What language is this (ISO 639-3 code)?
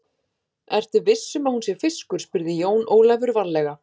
isl